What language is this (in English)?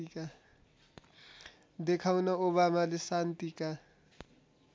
Nepali